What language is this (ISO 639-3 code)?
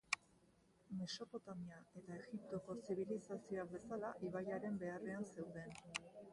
eus